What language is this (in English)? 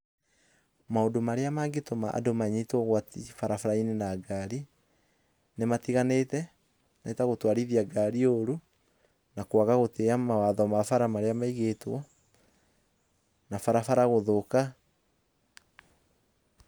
Kikuyu